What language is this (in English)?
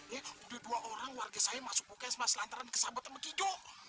Indonesian